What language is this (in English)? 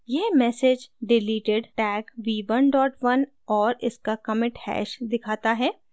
Hindi